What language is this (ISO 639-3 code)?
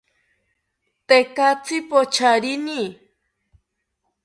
cpy